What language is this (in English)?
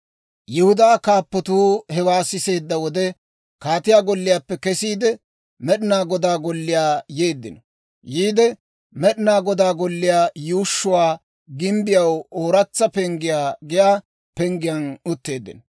Dawro